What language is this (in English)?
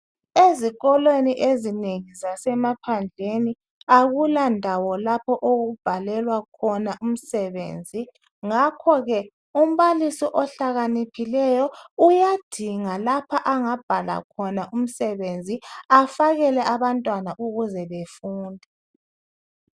North Ndebele